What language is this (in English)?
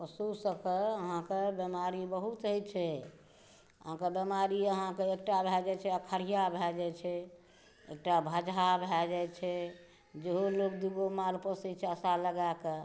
Maithili